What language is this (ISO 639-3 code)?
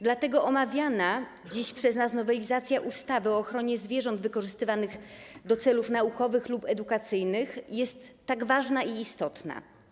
pol